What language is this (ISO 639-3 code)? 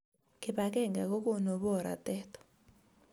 kln